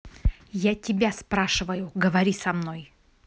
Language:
Russian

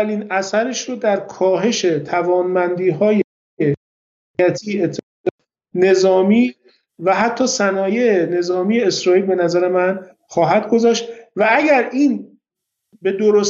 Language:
Persian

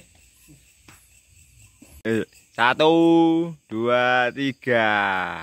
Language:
Indonesian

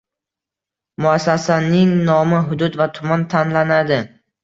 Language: Uzbek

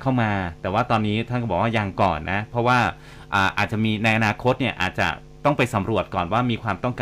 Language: Thai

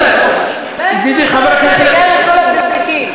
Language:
Hebrew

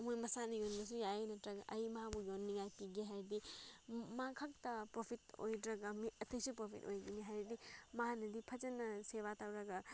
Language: Manipuri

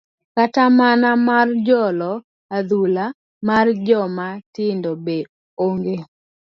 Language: Luo (Kenya and Tanzania)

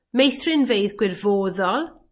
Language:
Welsh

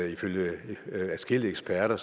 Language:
Danish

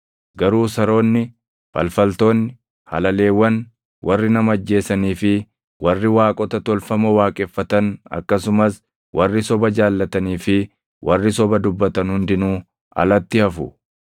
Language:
Oromo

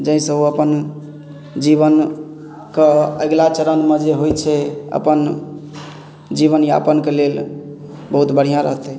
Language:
Maithili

